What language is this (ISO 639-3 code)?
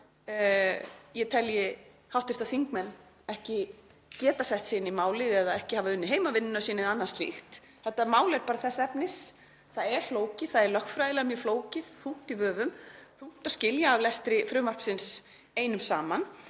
isl